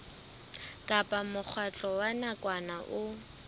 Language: Southern Sotho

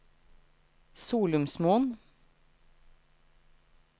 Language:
Norwegian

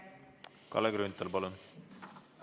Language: Estonian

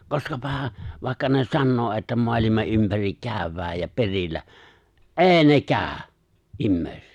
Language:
Finnish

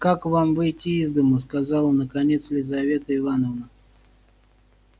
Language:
Russian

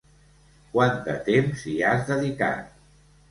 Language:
Catalan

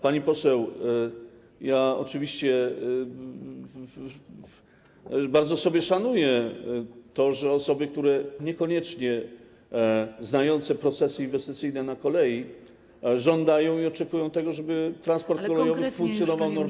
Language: Polish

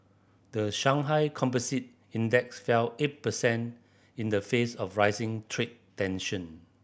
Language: English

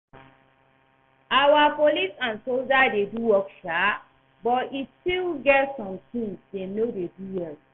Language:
Nigerian Pidgin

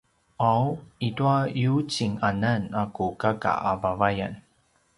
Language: Paiwan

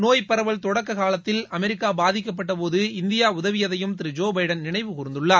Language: Tamil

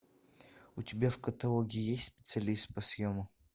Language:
Russian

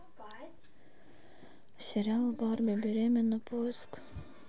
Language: Russian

